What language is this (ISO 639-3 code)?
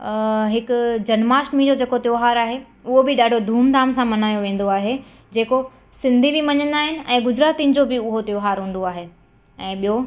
snd